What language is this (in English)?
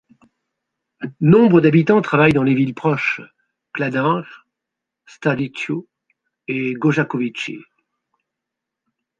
French